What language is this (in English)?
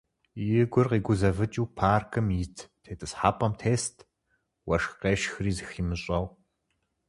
Kabardian